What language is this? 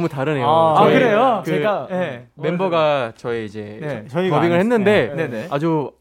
Korean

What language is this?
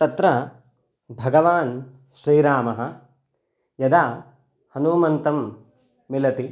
Sanskrit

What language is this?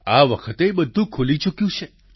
Gujarati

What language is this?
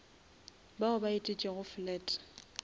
Northern Sotho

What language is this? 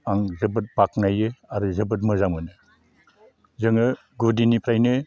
Bodo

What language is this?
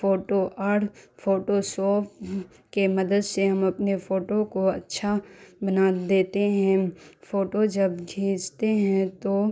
Urdu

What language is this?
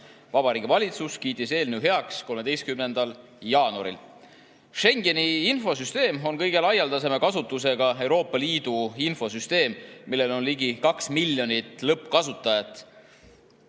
Estonian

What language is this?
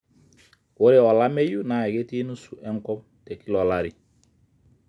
Masai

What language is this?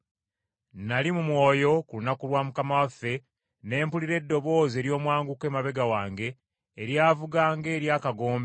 Ganda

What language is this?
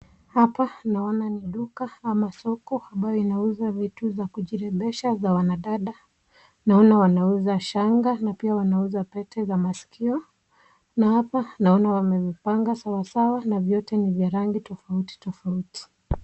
Swahili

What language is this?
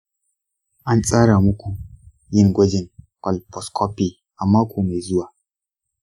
Hausa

